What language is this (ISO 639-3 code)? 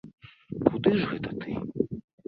bel